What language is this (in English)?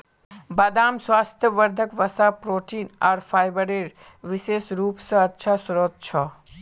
Magahi